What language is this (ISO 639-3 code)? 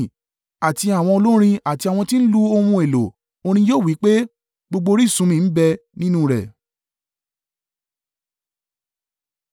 yor